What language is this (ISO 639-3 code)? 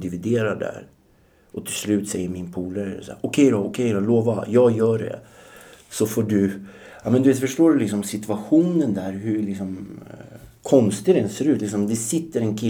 swe